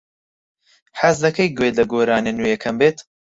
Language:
Central Kurdish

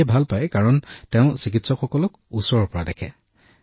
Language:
Assamese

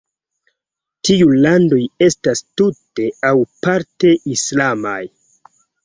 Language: Esperanto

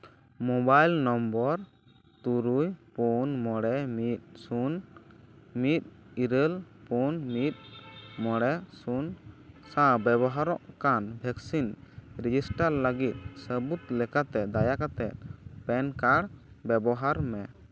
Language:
Santali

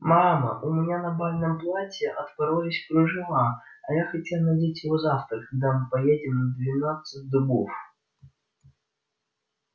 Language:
Russian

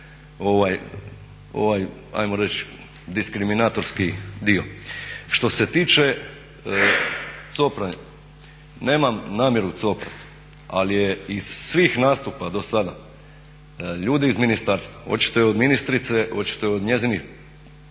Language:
Croatian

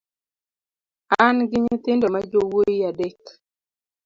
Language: Luo (Kenya and Tanzania)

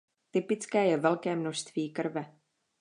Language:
Czech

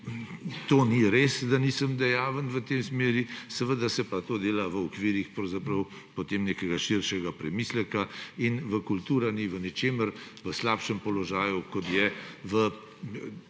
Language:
Slovenian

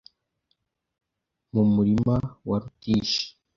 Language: Kinyarwanda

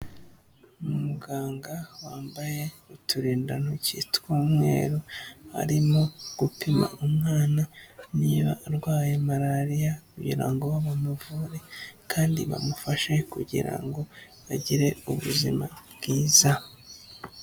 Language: Kinyarwanda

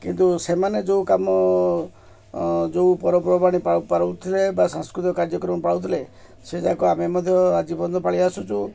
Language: Odia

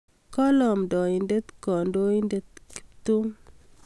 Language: Kalenjin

